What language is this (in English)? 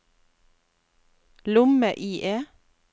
Norwegian